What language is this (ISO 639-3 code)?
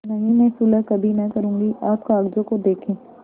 hin